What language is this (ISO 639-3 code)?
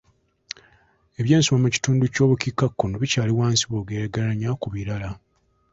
lug